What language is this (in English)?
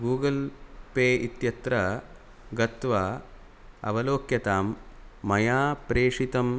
Sanskrit